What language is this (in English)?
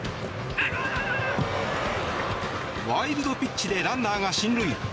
Japanese